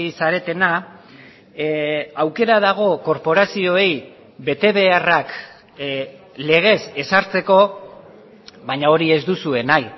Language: Basque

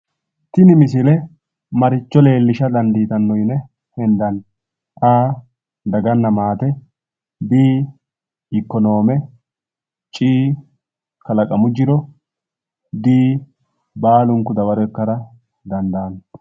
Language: Sidamo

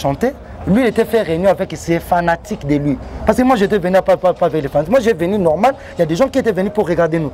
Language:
French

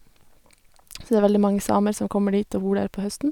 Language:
Norwegian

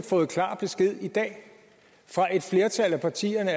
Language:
Danish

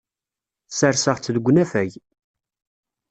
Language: Kabyle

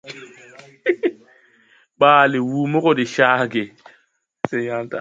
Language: Tupuri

